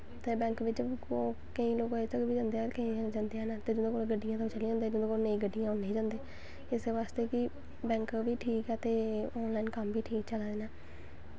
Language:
Dogri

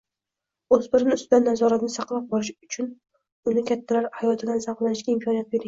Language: Uzbek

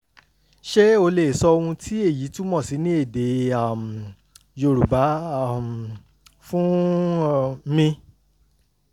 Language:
Yoruba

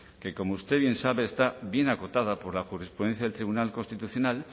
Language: Spanish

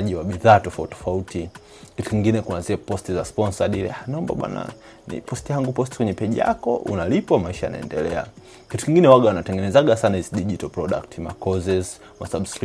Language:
Swahili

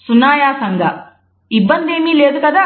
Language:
Telugu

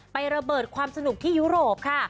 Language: Thai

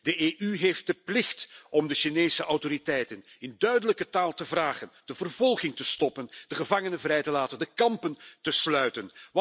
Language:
Dutch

